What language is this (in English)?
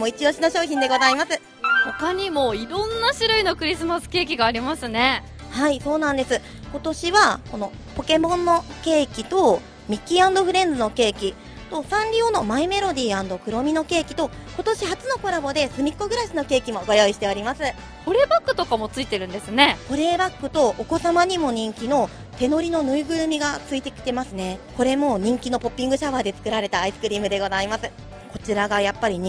Japanese